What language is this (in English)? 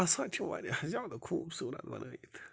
Kashmiri